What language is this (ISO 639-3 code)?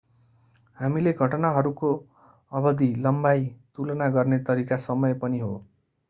nep